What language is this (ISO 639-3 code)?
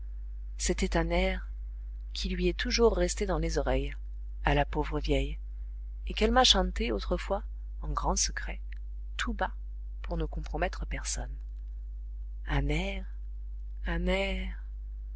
fra